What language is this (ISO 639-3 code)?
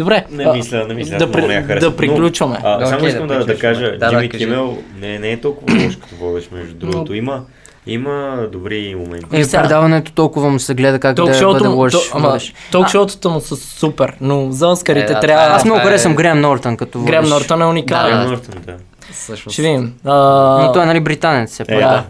bul